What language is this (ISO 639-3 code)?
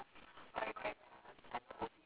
eng